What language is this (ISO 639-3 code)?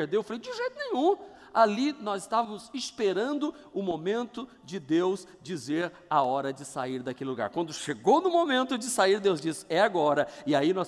por